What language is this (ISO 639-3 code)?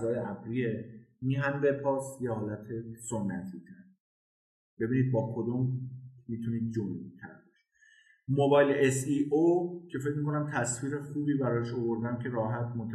fas